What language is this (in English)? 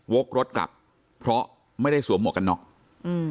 Thai